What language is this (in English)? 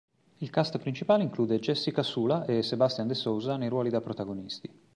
Italian